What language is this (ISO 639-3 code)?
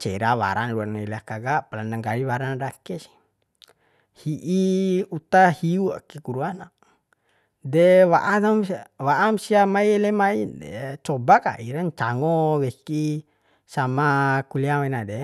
bhp